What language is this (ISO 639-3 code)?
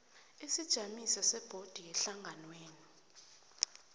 nbl